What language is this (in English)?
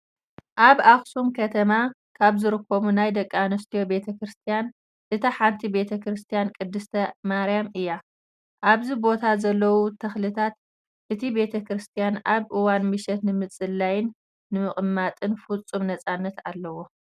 Tigrinya